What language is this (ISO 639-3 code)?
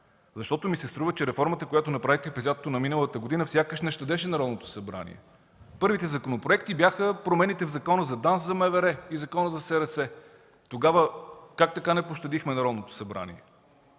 bul